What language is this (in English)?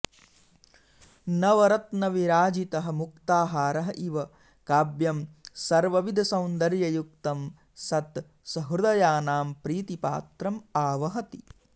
Sanskrit